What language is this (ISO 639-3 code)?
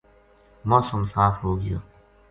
gju